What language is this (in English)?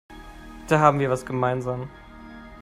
German